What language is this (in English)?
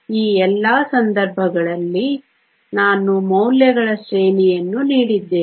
Kannada